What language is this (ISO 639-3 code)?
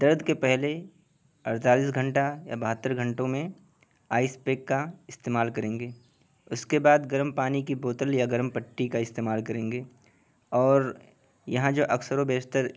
urd